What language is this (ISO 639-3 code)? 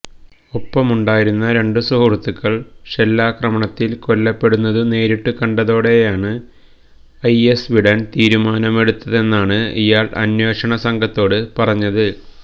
mal